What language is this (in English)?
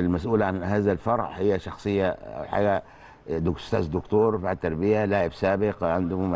Arabic